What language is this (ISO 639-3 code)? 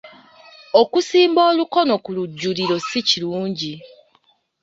lug